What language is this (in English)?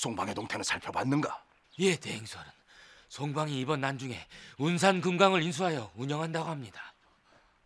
Korean